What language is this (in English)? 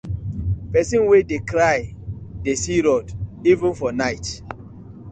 Nigerian Pidgin